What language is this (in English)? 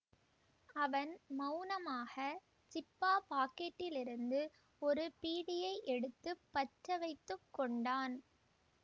Tamil